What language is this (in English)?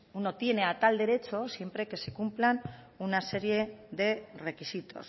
Spanish